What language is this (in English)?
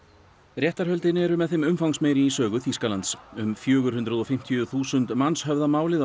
Icelandic